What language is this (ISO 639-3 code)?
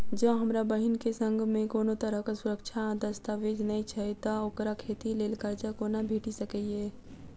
mai